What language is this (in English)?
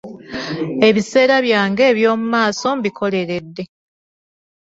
Ganda